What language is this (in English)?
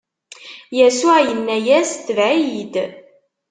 Kabyle